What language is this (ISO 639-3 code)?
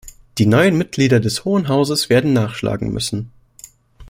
deu